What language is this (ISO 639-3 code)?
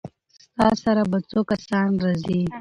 pus